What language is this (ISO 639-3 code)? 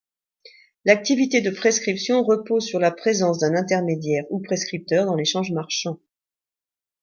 fra